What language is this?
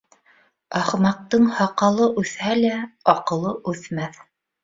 Bashkir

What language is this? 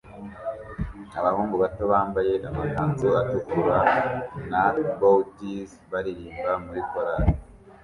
Kinyarwanda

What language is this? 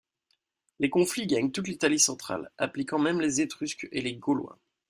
French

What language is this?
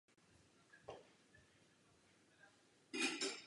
Czech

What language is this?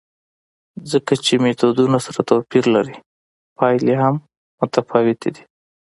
Pashto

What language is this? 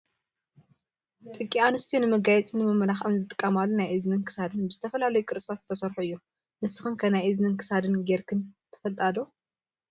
Tigrinya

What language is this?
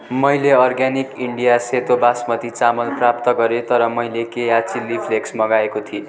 Nepali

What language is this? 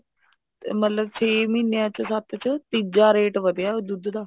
Punjabi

